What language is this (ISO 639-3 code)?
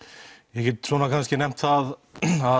isl